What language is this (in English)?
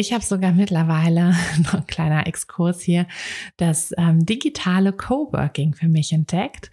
German